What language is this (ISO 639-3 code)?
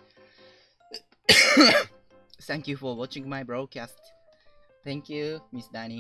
jpn